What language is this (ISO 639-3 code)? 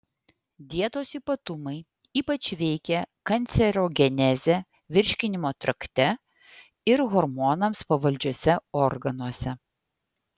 lit